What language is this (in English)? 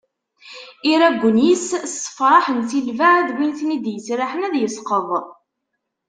Kabyle